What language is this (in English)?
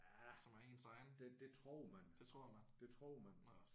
Danish